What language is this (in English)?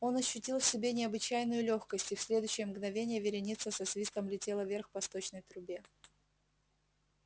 Russian